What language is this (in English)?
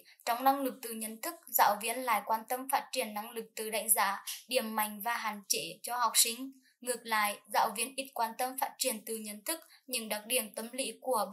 Vietnamese